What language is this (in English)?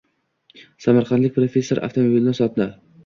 Uzbek